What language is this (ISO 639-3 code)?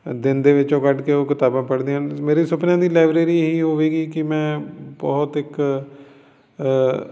pan